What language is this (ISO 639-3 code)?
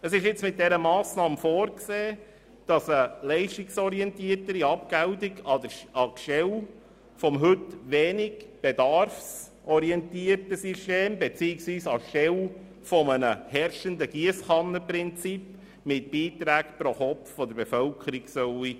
gsw